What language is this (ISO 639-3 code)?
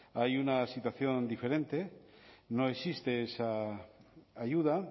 spa